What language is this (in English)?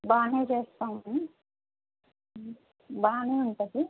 Telugu